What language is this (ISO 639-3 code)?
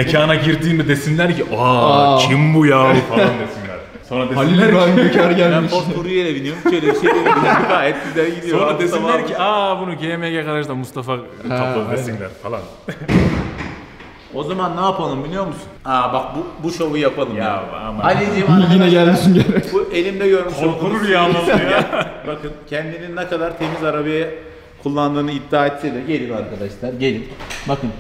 tur